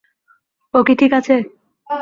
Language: Bangla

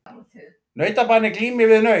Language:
Icelandic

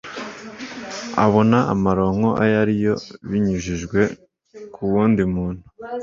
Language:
Kinyarwanda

